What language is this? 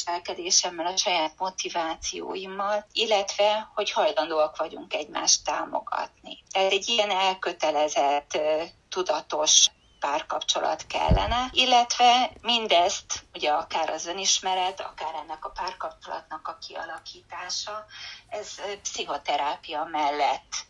Hungarian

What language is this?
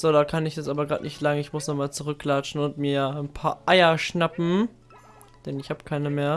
German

